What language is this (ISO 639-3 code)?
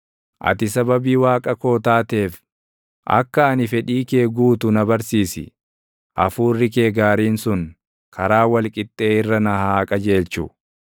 orm